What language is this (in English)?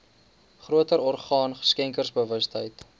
Afrikaans